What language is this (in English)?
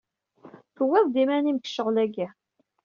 Kabyle